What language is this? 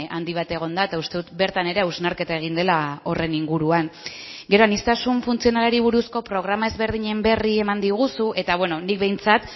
Basque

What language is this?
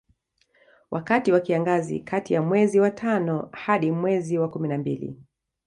Swahili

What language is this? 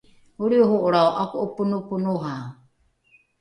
Rukai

